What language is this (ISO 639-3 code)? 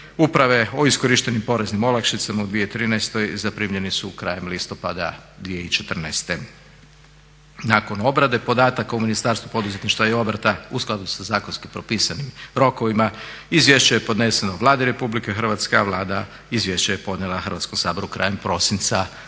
hrv